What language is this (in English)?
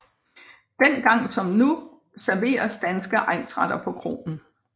Danish